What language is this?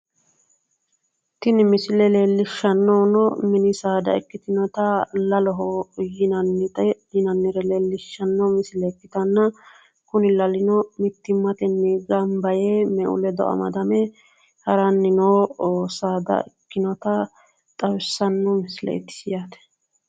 Sidamo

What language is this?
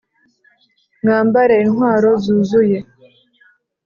Kinyarwanda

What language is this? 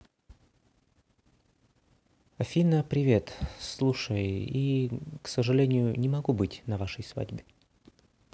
Russian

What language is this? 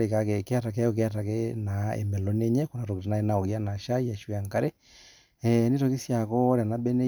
Masai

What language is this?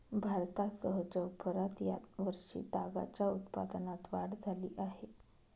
Marathi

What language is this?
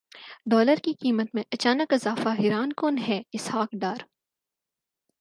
Urdu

